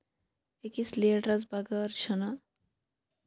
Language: Kashmiri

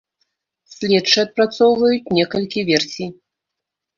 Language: Belarusian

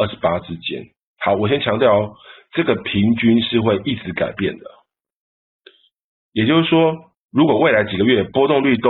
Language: Chinese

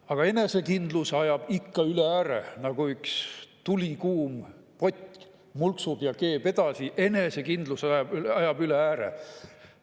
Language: Estonian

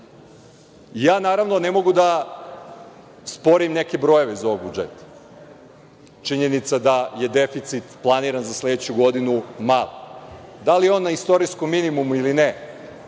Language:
Serbian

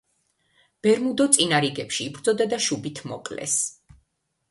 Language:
Georgian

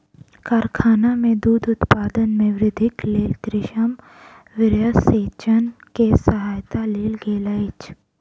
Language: Maithili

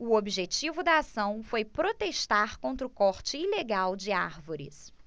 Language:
Portuguese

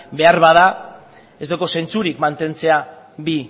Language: Basque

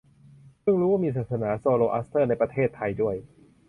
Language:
Thai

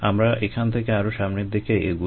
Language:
Bangla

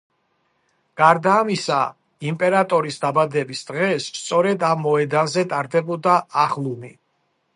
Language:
Georgian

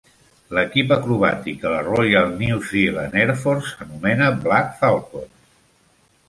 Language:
Catalan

